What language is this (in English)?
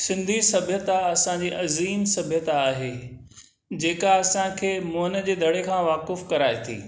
Sindhi